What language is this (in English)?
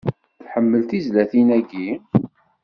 Kabyle